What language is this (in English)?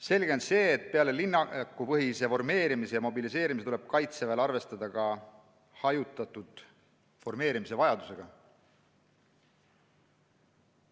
Estonian